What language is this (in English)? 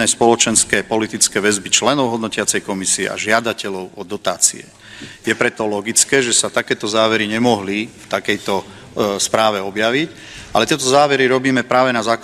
Slovak